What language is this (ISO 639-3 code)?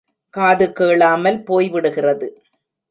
tam